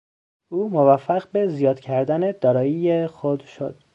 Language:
Persian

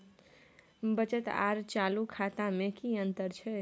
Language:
Maithili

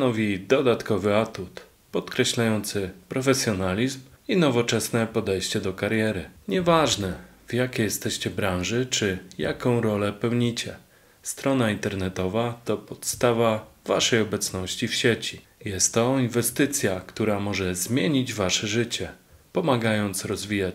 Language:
Polish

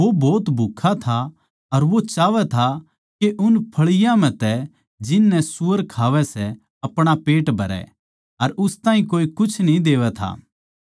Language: Haryanvi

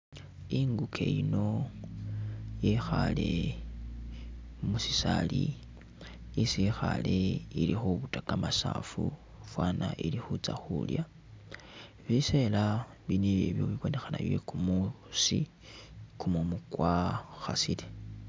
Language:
Masaaba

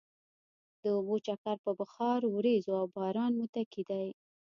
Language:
Pashto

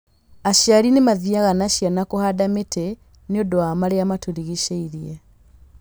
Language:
Kikuyu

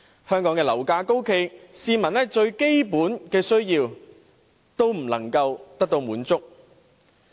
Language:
Cantonese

